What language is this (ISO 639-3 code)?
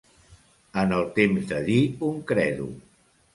cat